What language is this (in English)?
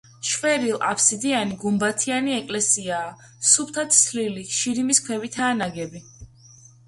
Georgian